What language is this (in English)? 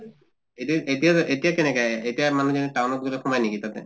Assamese